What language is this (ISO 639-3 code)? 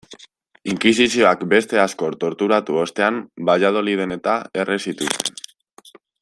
eus